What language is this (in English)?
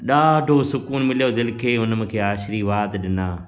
Sindhi